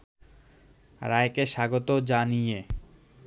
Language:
Bangla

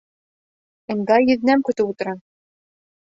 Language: Bashkir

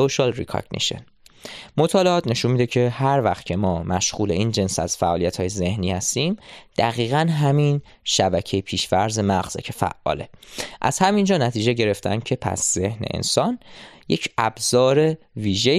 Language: Persian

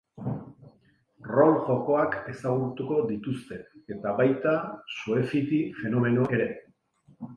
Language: Basque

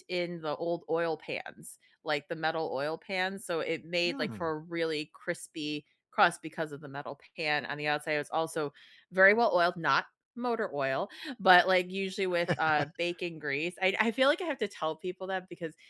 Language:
English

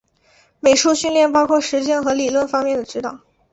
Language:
Chinese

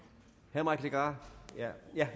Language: Danish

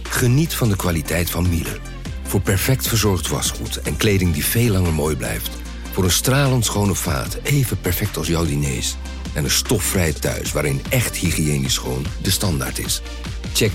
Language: Dutch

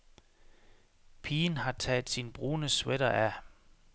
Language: Danish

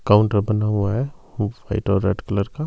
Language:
Hindi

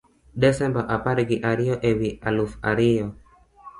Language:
Luo (Kenya and Tanzania)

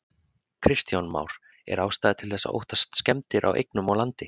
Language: Icelandic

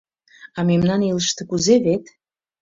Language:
Mari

